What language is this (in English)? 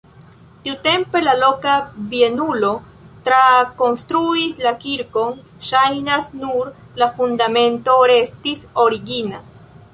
Esperanto